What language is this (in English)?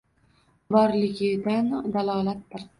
Uzbek